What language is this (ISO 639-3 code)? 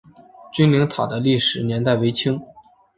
zho